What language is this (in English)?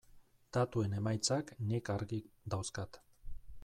Basque